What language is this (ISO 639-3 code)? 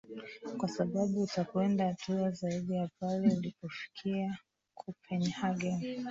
swa